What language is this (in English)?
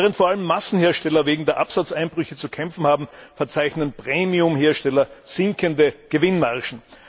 German